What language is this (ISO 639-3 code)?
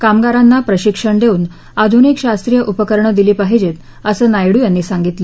mar